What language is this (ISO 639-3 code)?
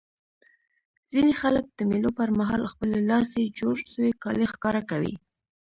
pus